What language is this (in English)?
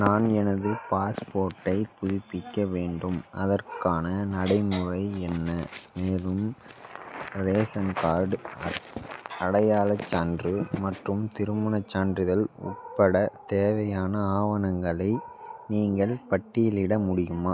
Tamil